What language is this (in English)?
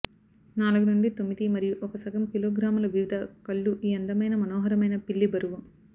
Telugu